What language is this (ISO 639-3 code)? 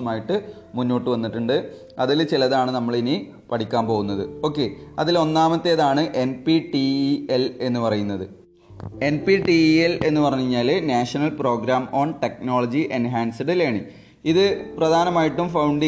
mal